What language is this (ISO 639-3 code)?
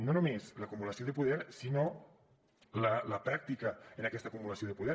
cat